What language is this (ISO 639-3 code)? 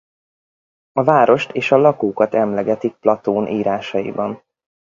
hun